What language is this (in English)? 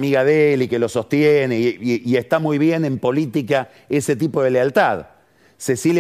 Spanish